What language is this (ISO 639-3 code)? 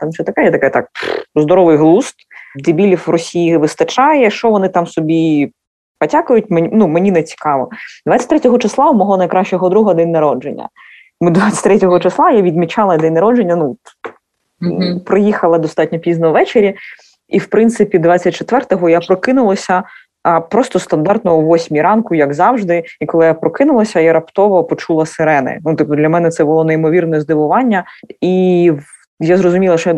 ukr